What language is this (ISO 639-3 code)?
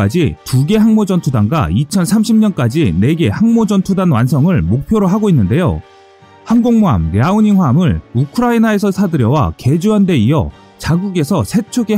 kor